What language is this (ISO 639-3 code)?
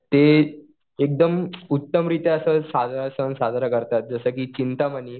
mar